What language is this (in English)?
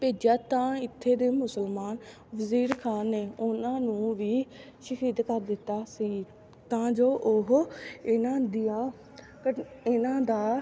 Punjabi